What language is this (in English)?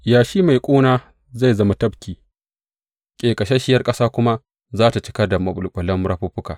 Hausa